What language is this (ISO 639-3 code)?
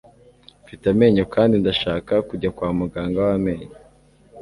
kin